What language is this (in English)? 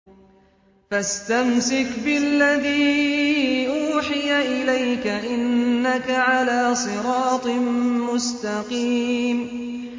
Arabic